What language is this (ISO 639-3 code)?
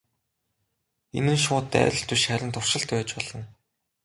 mon